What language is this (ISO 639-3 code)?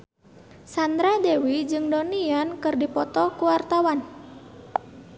sun